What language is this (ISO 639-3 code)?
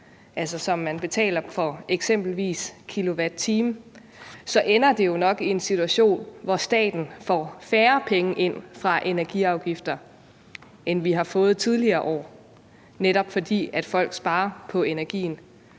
dan